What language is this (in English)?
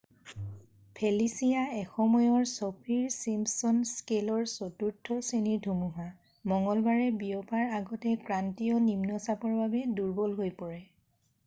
Assamese